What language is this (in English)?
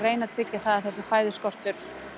Icelandic